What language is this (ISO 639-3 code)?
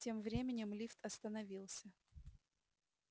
rus